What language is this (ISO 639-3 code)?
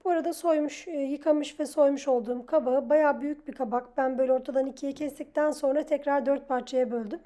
tur